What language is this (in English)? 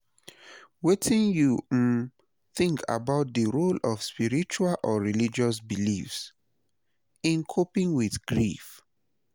Nigerian Pidgin